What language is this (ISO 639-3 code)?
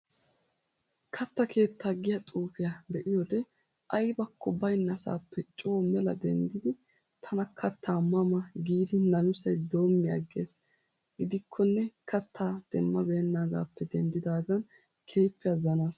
wal